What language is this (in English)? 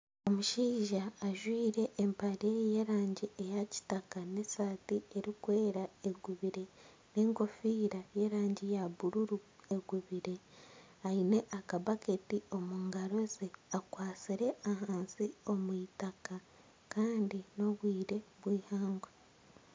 Nyankole